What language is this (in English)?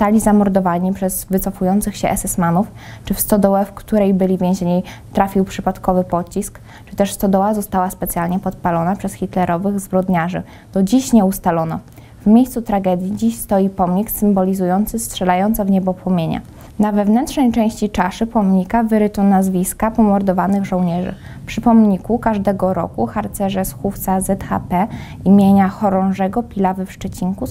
Polish